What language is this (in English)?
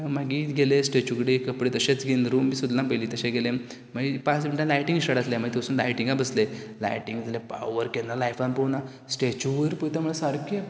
Konkani